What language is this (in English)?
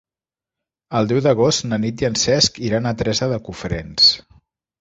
Catalan